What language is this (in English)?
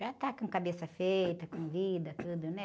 Portuguese